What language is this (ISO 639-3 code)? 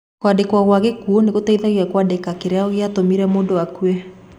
kik